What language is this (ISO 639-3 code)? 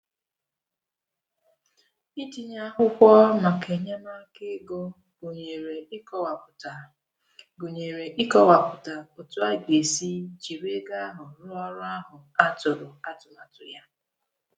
ibo